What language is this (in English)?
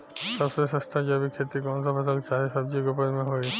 Bhojpuri